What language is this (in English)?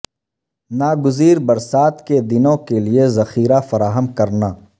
Urdu